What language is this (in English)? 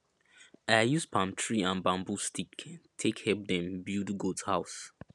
Nigerian Pidgin